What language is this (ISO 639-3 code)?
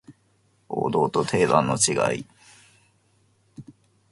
jpn